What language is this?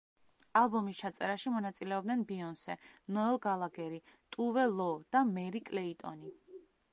Georgian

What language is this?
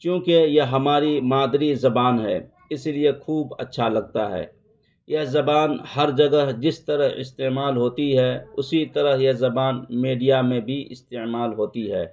Urdu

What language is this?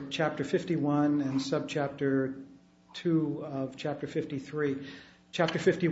English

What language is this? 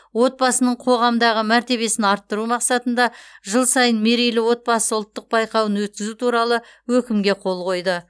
Kazakh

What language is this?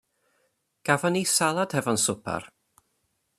Welsh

